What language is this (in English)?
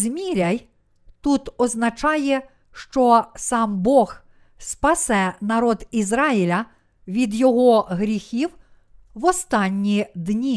Ukrainian